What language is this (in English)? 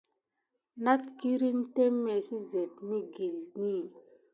Gidar